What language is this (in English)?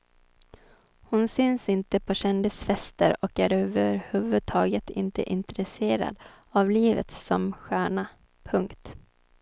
Swedish